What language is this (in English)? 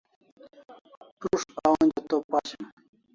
Kalasha